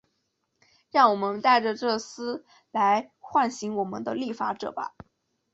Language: Chinese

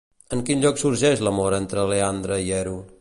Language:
Catalan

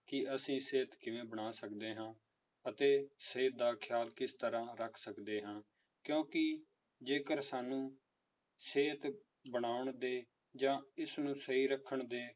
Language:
Punjabi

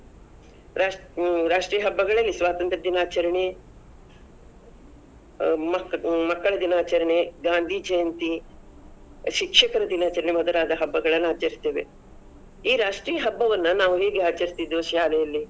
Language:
Kannada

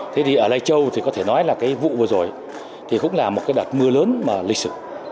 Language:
Vietnamese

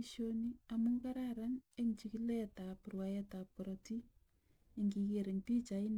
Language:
Kalenjin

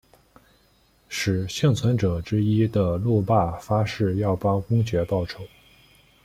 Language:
Chinese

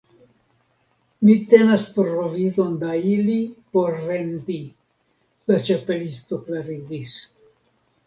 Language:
Esperanto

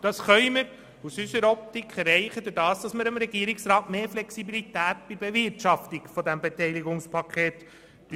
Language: Swiss German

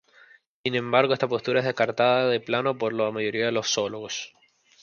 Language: Spanish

